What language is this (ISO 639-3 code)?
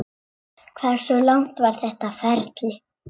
isl